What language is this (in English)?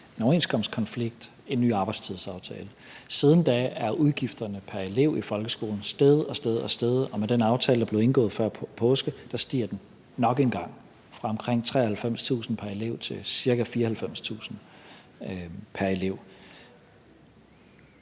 Danish